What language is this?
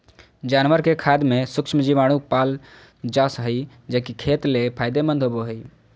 Magahi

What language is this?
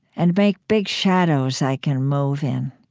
English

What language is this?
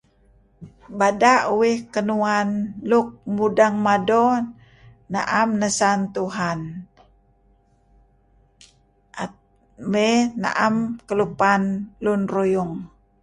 Kelabit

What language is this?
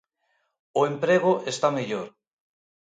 Galician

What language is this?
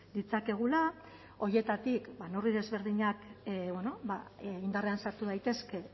Basque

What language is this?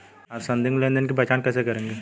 Hindi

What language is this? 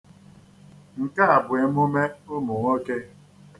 Igbo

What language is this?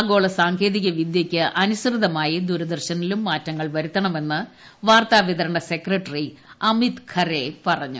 Malayalam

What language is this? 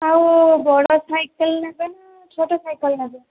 Odia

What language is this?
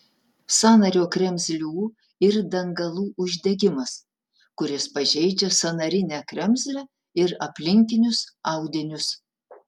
Lithuanian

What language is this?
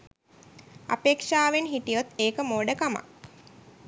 Sinhala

